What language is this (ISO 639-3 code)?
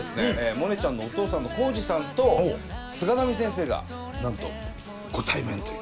jpn